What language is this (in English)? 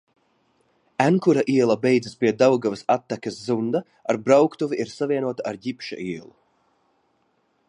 Latvian